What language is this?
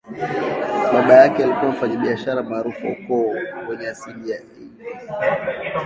Swahili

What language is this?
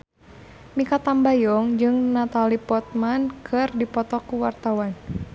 Sundanese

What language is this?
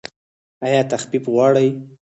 Pashto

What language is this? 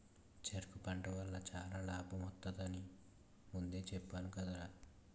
Telugu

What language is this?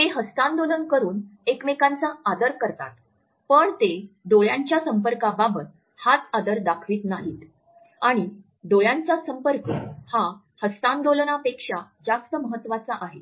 Marathi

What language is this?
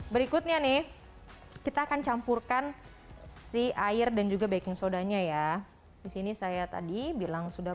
Indonesian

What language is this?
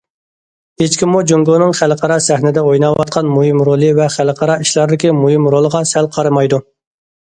Uyghur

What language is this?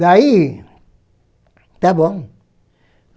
Portuguese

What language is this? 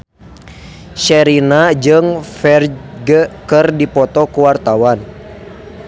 Sundanese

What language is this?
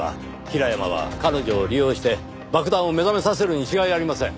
Japanese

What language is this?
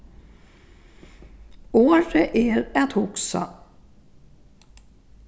Faroese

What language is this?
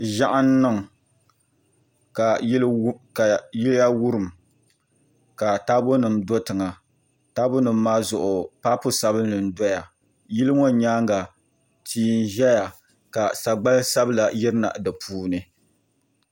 Dagbani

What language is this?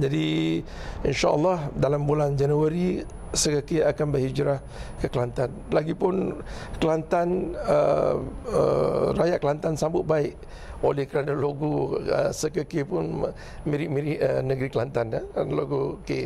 Malay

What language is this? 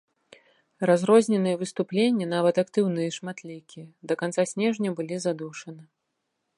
Belarusian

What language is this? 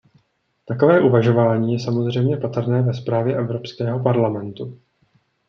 Czech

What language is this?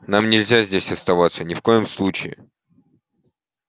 Russian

